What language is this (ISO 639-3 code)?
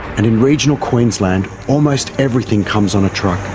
eng